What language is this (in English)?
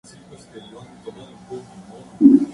Spanish